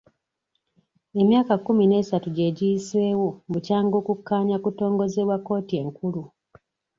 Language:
Ganda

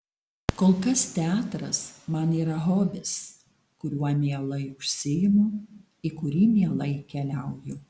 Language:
Lithuanian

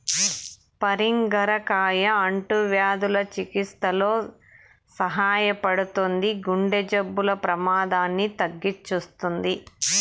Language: Telugu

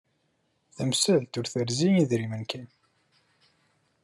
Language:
Kabyle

